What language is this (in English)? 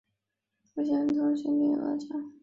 Chinese